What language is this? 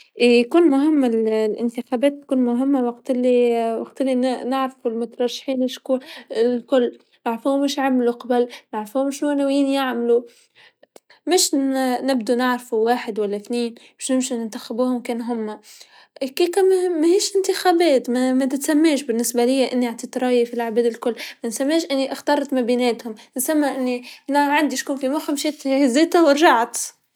Tunisian Arabic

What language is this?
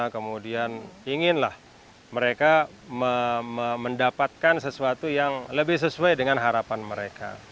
Indonesian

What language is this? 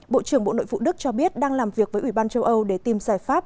Vietnamese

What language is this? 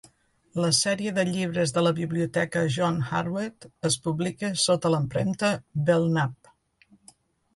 Catalan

